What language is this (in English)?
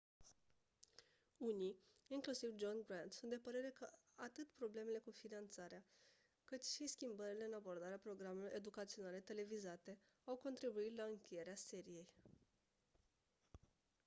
Romanian